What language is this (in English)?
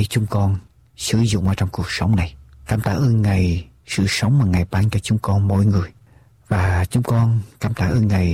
Vietnamese